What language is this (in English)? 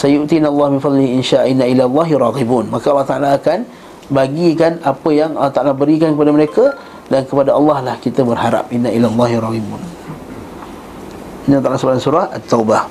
Malay